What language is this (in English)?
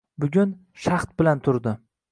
Uzbek